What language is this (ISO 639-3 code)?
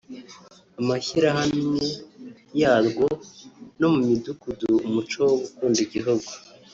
kin